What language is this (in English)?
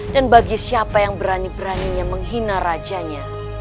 Indonesian